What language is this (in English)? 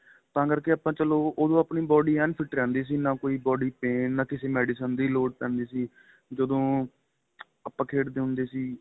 Punjabi